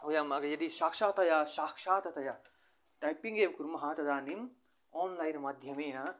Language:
Sanskrit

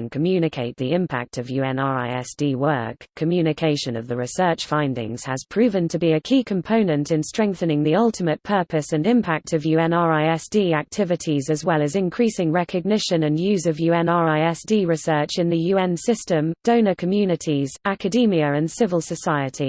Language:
English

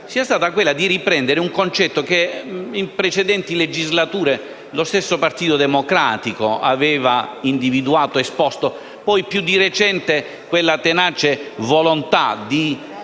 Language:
Italian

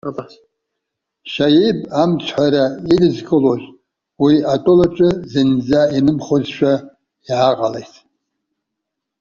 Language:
Abkhazian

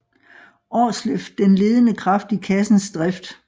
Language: Danish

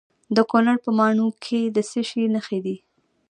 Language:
Pashto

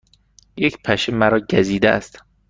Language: Persian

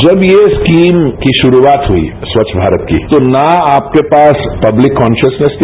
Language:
Hindi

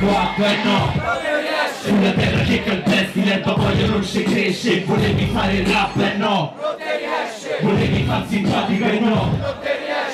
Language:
Italian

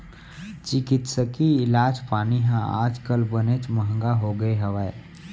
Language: Chhattisgarhi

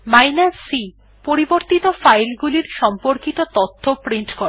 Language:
Bangla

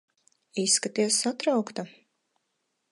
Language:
Latvian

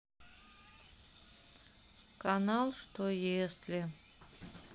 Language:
Russian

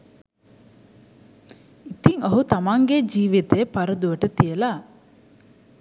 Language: Sinhala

